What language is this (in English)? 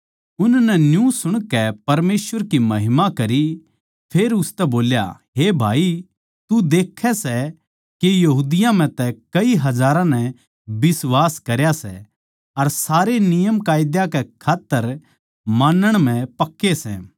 Haryanvi